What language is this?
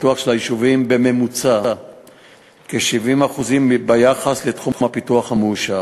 Hebrew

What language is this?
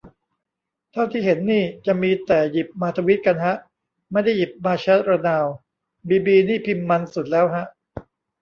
Thai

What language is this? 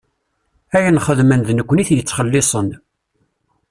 Kabyle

